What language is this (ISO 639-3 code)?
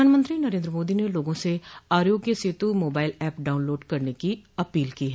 hin